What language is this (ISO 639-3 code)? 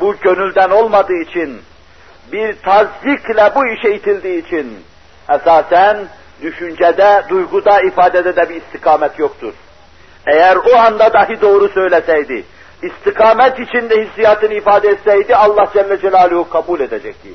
tur